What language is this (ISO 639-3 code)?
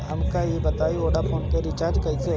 bho